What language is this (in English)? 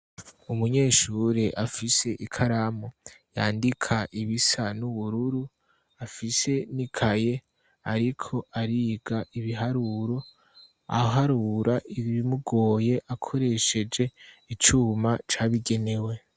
Rundi